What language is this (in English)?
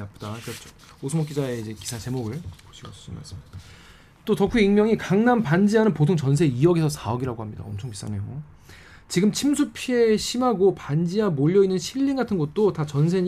Korean